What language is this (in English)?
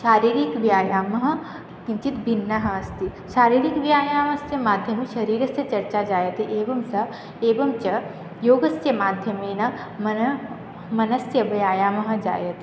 Sanskrit